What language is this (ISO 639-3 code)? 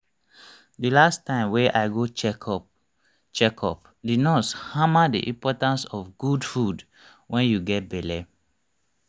pcm